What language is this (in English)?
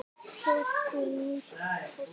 Icelandic